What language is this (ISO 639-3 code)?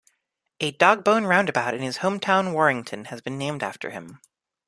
eng